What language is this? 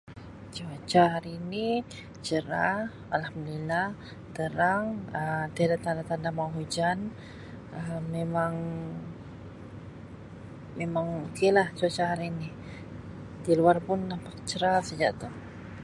Sabah Malay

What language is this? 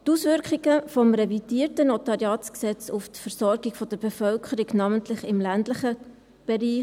Swiss German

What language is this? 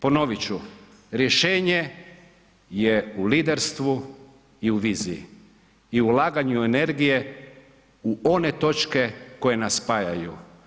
Croatian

